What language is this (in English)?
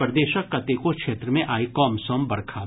Maithili